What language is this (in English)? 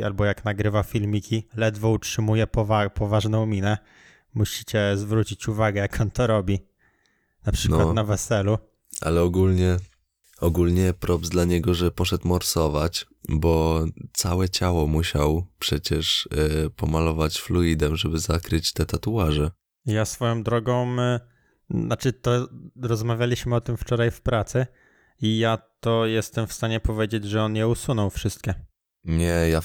Polish